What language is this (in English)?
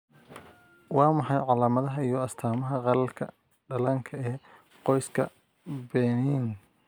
Somali